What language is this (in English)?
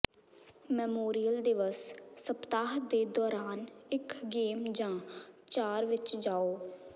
Punjabi